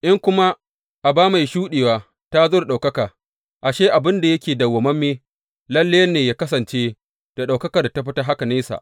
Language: Hausa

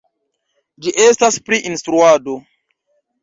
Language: Esperanto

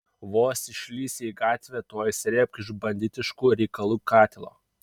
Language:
Lithuanian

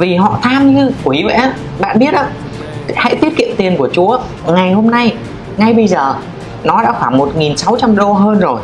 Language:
Vietnamese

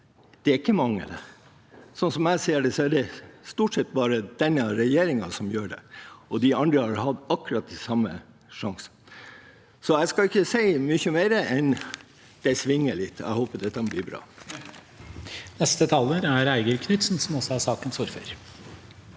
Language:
Norwegian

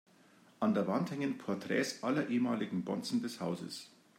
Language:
German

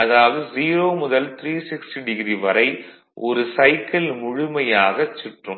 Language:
Tamil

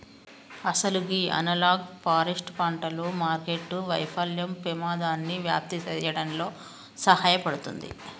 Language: Telugu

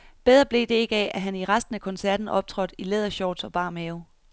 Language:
Danish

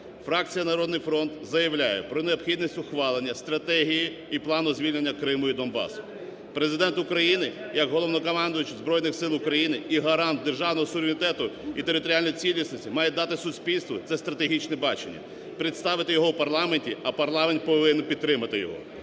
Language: Ukrainian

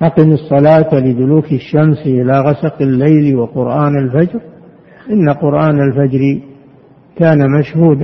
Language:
Arabic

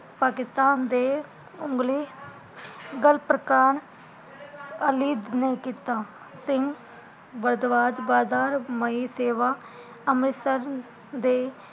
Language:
Punjabi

